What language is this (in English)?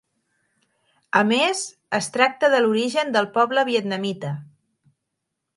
Catalan